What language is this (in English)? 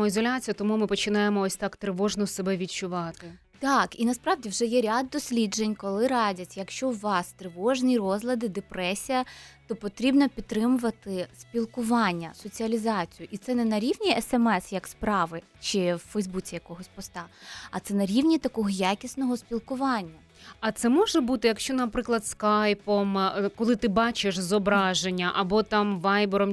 Ukrainian